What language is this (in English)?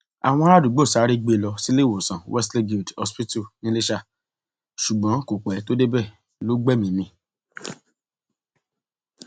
Yoruba